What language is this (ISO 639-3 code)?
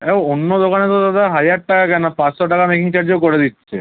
ben